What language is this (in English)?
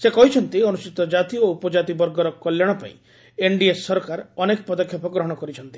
Odia